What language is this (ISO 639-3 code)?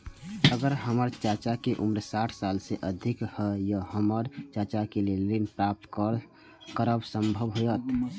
mai